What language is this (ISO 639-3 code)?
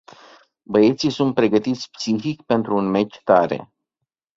ron